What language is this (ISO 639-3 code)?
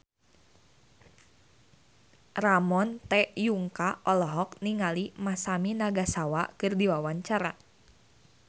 sun